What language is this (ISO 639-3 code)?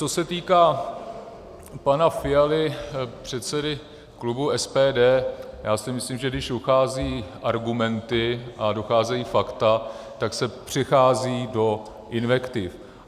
ces